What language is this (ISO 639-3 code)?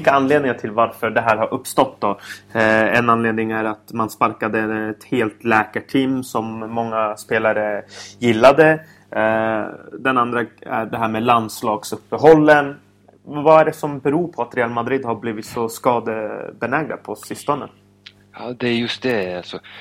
swe